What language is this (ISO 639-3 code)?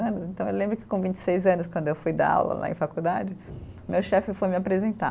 por